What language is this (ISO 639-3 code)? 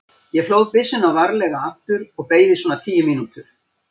isl